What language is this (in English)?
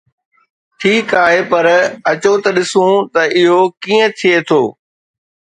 Sindhi